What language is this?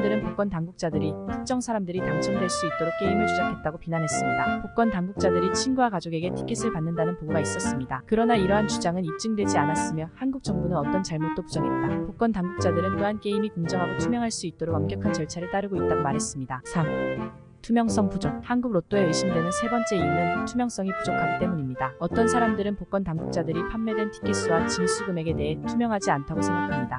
Korean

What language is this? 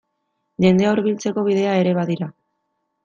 Basque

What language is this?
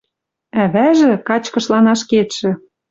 Western Mari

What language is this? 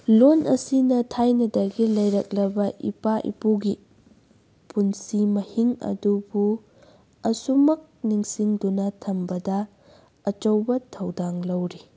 Manipuri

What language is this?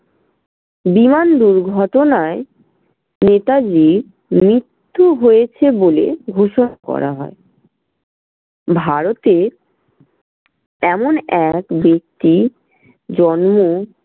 Bangla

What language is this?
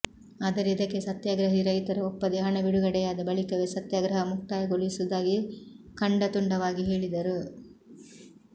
Kannada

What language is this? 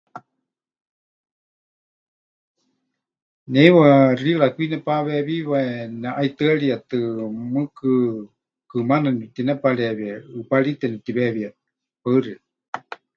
Huichol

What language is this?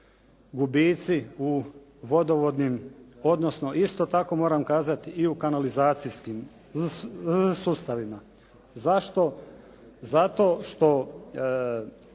Croatian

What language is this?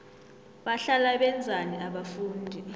South Ndebele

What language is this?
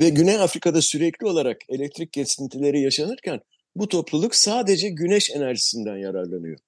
Turkish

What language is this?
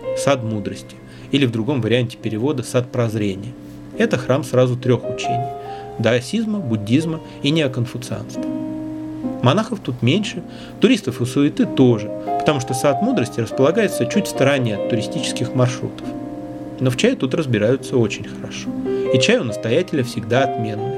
Russian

